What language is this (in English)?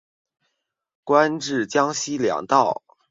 Chinese